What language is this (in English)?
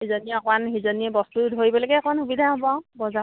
Assamese